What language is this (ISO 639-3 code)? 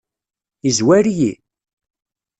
kab